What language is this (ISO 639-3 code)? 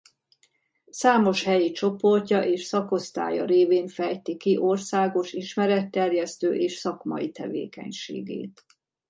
hun